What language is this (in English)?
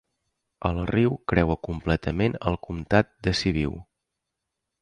Catalan